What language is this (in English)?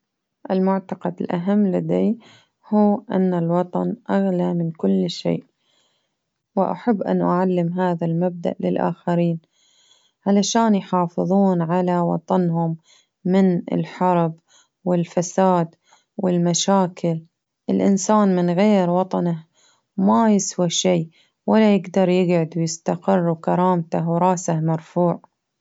Baharna Arabic